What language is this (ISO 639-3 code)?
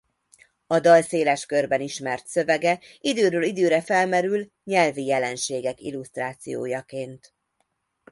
hun